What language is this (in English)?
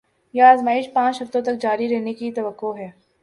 Urdu